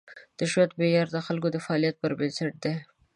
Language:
Pashto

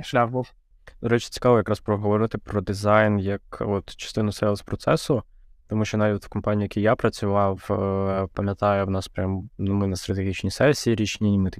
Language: Ukrainian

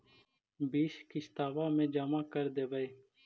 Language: Magahi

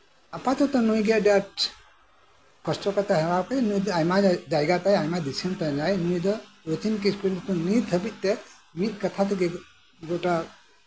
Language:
Santali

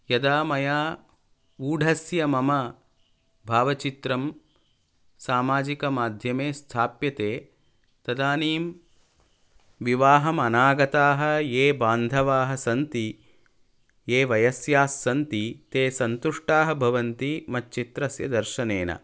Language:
Sanskrit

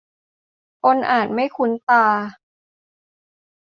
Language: Thai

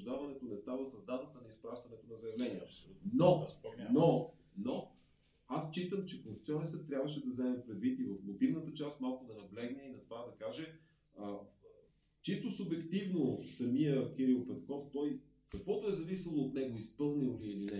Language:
Bulgarian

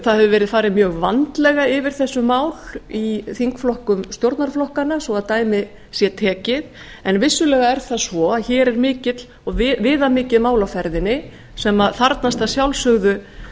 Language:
Icelandic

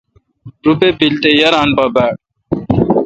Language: Kalkoti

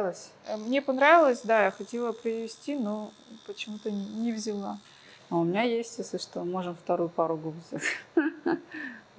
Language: Russian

